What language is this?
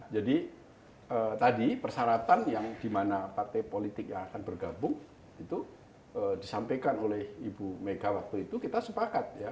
Indonesian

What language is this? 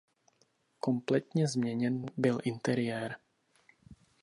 Czech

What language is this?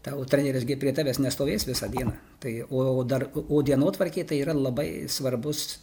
Lithuanian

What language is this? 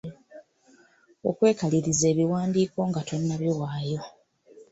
Ganda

